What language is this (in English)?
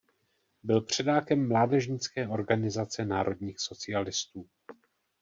Czech